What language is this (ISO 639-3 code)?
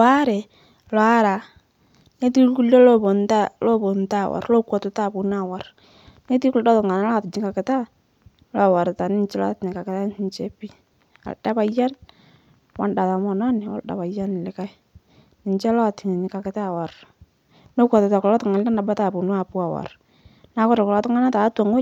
mas